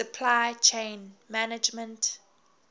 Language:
English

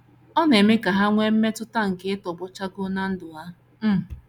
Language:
Igbo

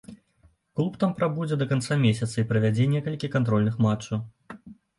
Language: Belarusian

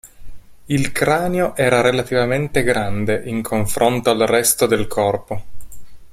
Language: Italian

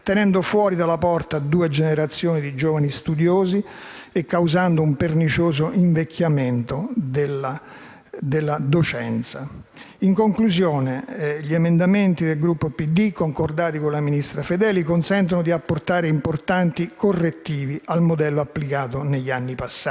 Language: Italian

